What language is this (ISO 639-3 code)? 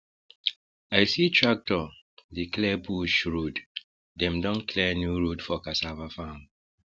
pcm